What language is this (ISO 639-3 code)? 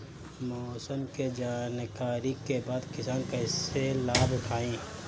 bho